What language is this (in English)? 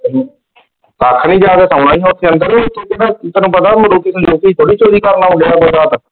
Punjabi